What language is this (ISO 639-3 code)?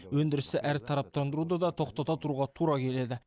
kaz